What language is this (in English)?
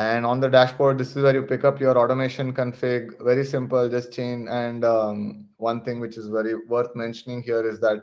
English